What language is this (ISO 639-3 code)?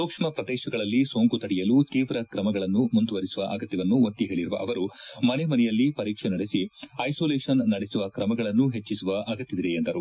kan